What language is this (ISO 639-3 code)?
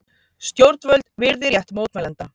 isl